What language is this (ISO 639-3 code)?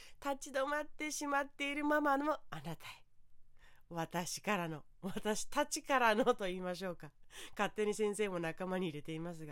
jpn